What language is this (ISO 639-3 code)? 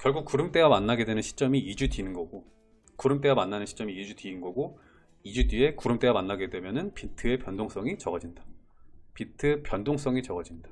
kor